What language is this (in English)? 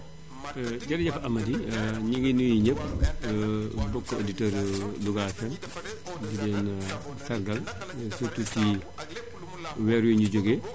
Wolof